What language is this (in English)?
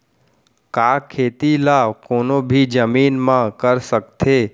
Chhattisgarhi